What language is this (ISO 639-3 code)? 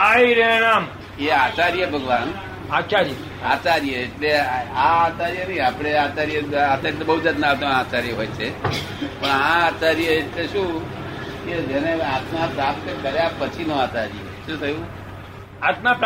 guj